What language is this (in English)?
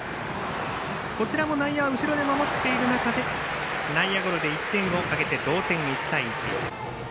Japanese